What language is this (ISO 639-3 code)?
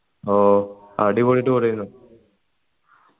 mal